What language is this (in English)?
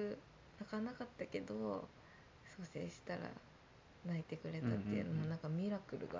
Japanese